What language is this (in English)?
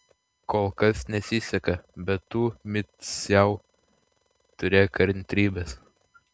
Lithuanian